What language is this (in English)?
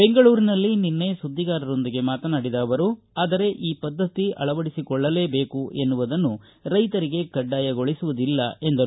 Kannada